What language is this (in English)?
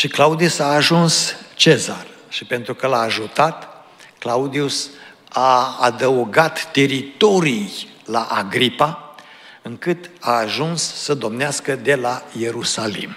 Romanian